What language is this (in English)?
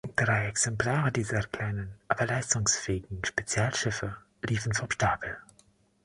German